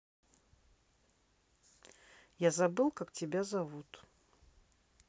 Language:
Russian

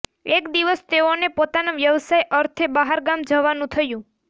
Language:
Gujarati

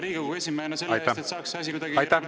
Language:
Estonian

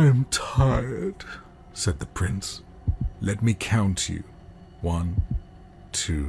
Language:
English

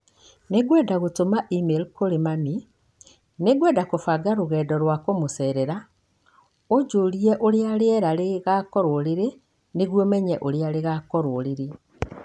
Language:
Kikuyu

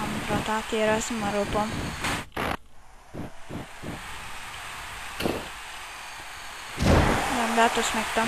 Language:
Romanian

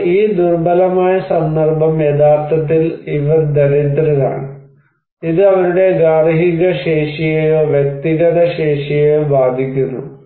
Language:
Malayalam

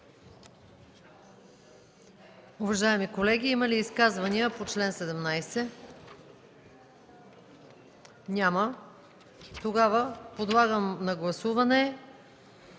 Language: Bulgarian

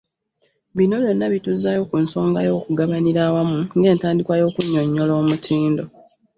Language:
Ganda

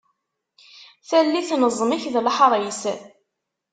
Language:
Kabyle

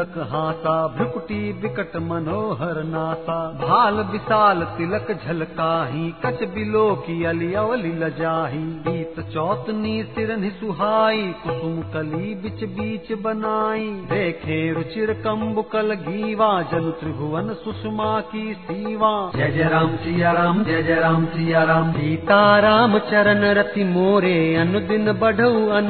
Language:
Hindi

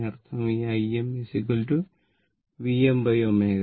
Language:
Malayalam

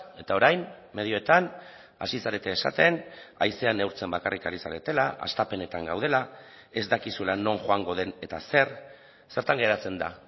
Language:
Basque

